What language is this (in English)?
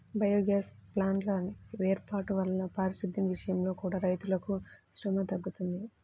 Telugu